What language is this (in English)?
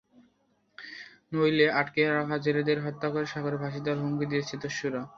Bangla